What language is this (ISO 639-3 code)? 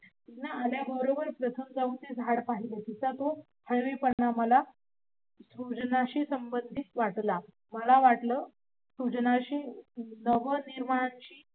mar